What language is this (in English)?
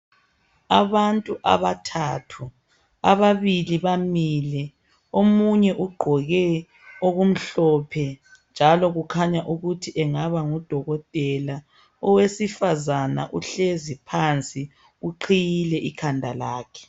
North Ndebele